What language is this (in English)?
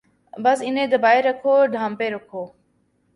Urdu